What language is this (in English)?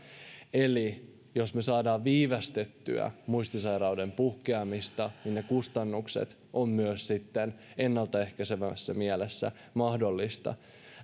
Finnish